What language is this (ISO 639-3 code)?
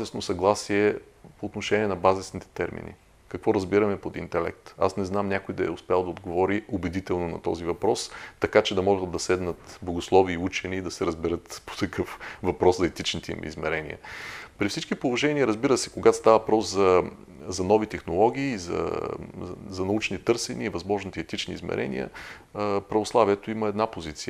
bul